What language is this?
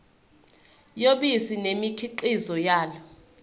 Zulu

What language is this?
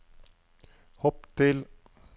Norwegian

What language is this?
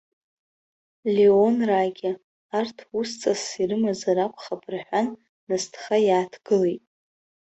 Abkhazian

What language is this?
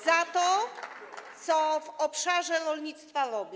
Polish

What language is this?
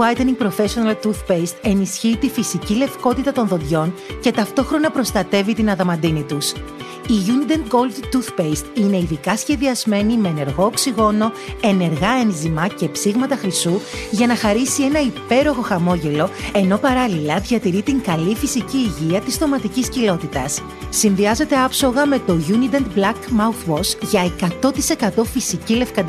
Greek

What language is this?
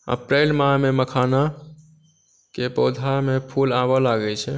Maithili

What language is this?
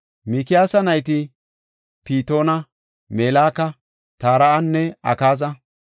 Gofa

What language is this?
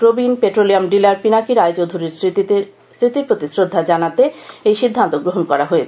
Bangla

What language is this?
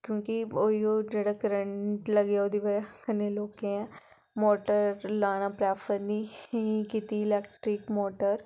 Dogri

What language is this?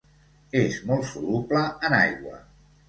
Catalan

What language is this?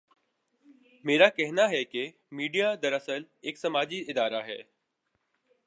Urdu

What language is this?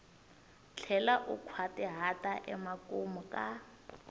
Tsonga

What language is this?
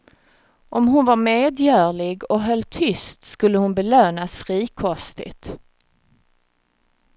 Swedish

